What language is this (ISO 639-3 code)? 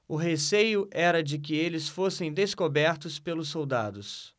por